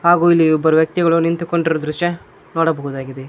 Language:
Kannada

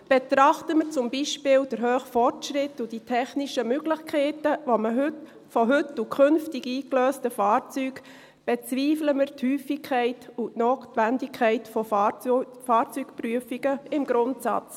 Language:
Swiss German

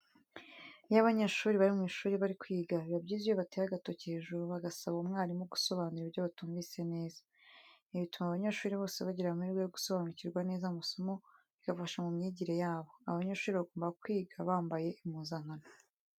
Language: Kinyarwanda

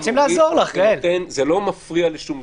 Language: Hebrew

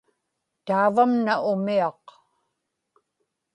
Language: Inupiaq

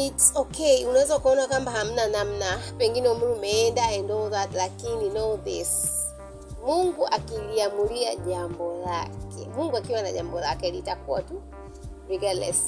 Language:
Swahili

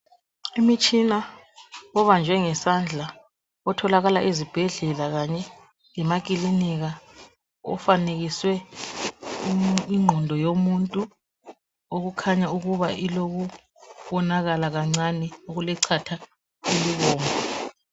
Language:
North Ndebele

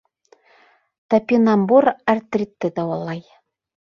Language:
Bashkir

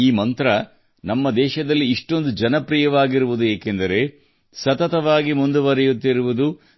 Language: Kannada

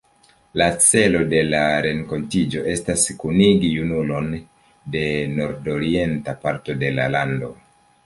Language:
Esperanto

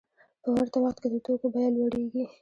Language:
Pashto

